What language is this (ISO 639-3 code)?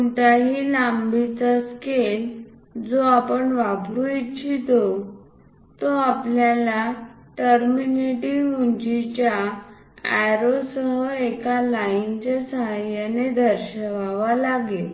mar